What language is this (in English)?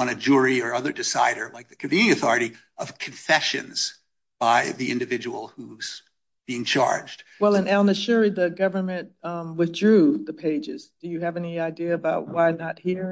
English